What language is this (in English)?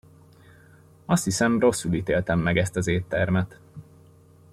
Hungarian